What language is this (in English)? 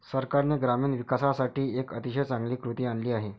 Marathi